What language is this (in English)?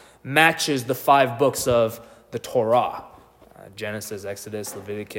English